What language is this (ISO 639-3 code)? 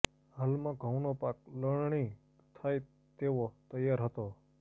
guj